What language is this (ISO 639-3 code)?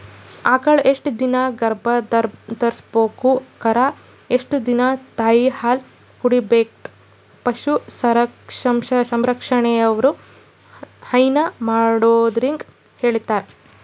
kan